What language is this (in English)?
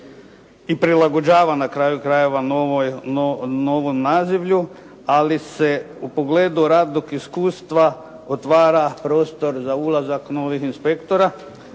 Croatian